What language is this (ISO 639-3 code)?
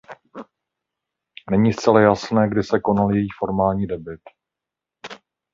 ces